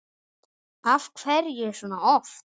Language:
Icelandic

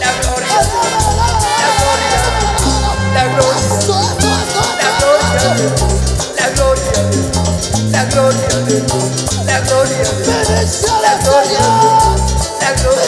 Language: Arabic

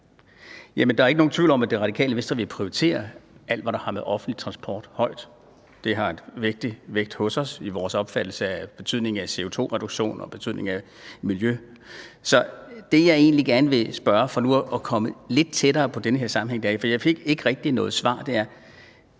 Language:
Danish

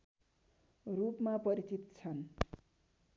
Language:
Nepali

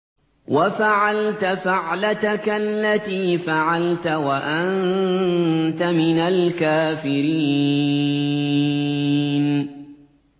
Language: Arabic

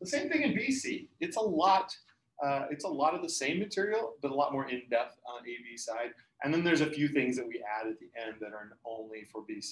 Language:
English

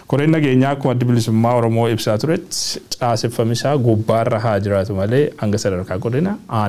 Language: Arabic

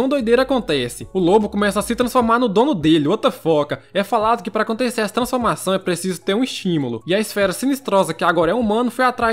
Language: Portuguese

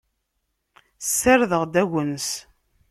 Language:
Kabyle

